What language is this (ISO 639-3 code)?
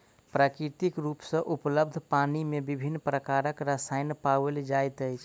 mai